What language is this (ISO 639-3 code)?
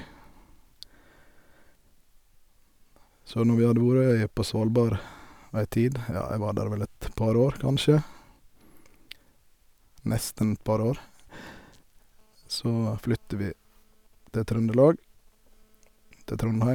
nor